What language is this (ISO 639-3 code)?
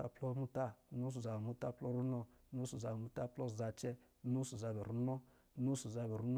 mgi